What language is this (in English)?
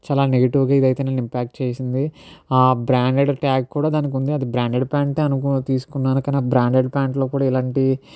Telugu